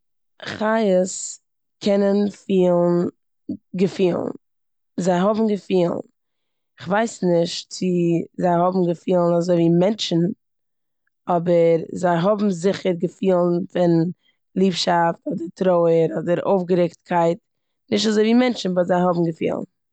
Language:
Yiddish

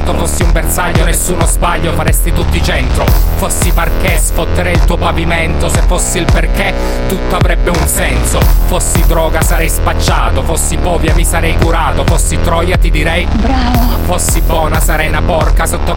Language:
Italian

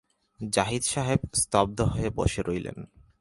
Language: Bangla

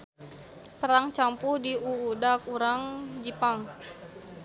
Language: Sundanese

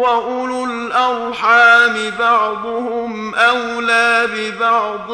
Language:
Arabic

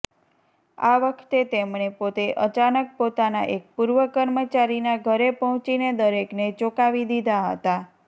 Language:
Gujarati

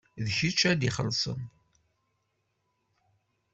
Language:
Kabyle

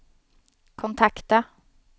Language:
Swedish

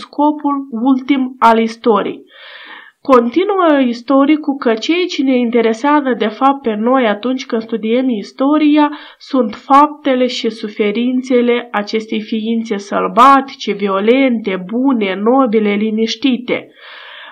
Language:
Romanian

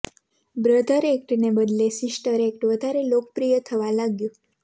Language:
Gujarati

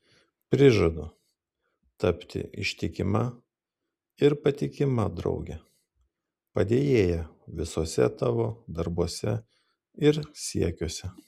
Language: Lithuanian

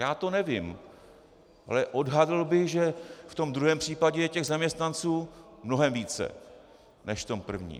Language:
Czech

